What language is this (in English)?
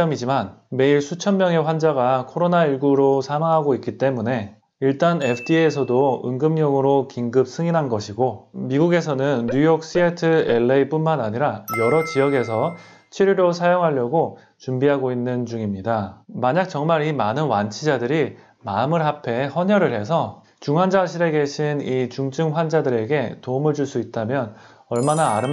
Korean